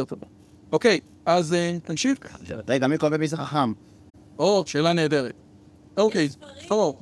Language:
Hebrew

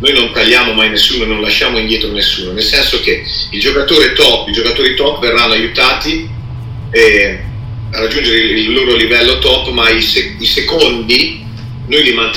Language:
Italian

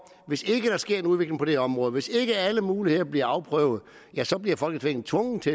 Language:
Danish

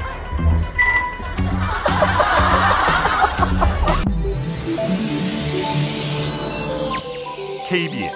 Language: Korean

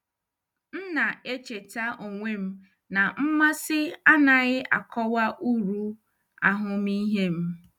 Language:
Igbo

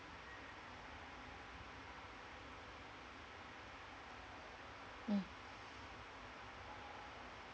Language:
English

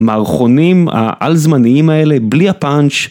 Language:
Hebrew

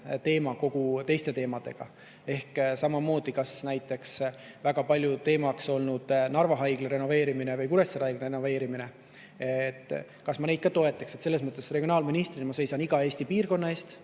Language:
Estonian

